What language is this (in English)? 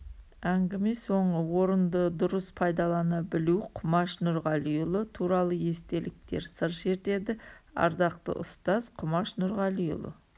Kazakh